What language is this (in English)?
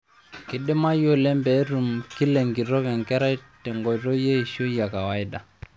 Masai